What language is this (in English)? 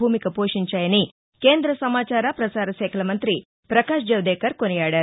Telugu